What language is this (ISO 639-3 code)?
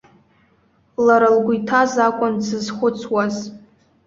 abk